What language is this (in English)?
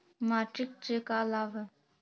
Magahi